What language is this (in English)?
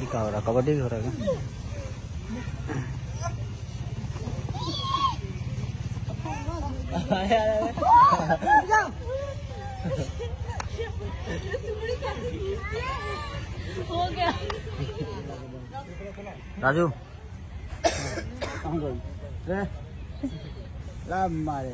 Indonesian